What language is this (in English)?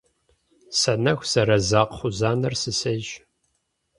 Kabardian